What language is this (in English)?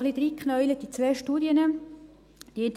Swiss German